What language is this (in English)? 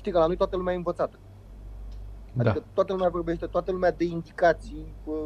Romanian